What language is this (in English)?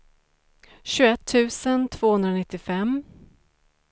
Swedish